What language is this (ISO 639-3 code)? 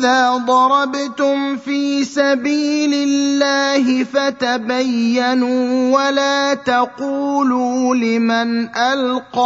ara